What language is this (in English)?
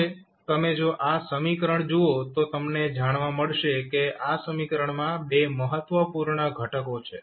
Gujarati